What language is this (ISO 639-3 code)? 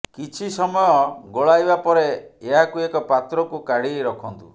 ori